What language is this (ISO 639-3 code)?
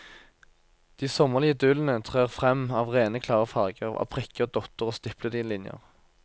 nor